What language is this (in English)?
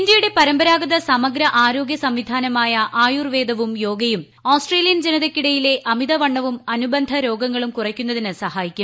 Malayalam